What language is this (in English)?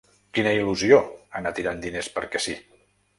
Catalan